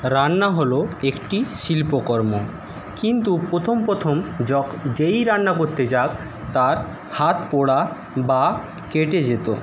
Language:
Bangla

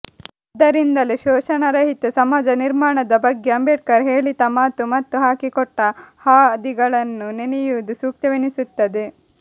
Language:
Kannada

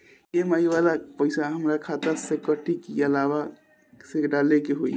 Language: Bhojpuri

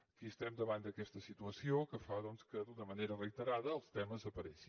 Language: Catalan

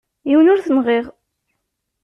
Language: Kabyle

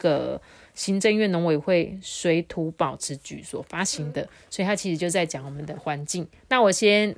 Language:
Chinese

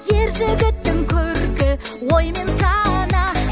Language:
Kazakh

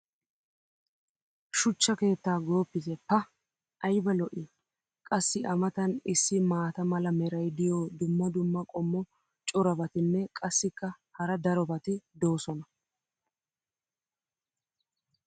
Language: Wolaytta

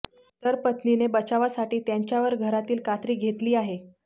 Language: Marathi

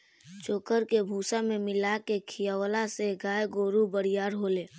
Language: Bhojpuri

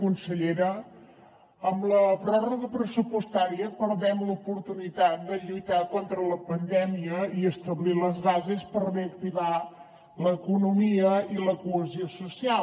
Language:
Catalan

